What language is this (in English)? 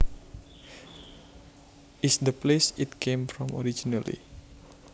Javanese